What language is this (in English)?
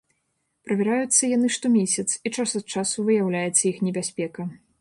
Belarusian